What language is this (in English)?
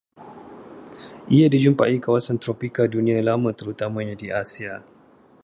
Malay